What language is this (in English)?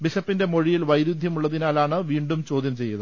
Malayalam